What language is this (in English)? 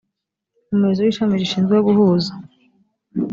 Kinyarwanda